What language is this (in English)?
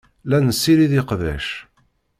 Kabyle